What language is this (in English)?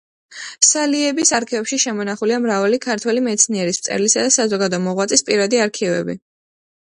Georgian